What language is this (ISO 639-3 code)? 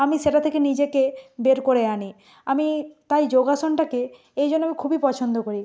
ben